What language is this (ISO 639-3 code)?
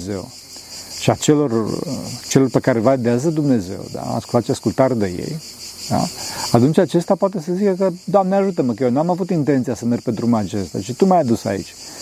ron